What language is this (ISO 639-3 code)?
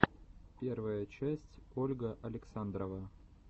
rus